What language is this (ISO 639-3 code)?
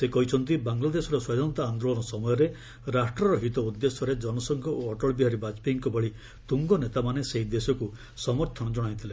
ori